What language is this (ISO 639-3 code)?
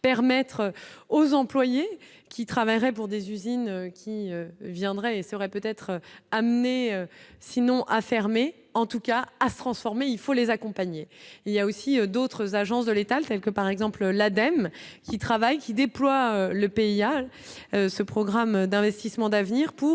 fra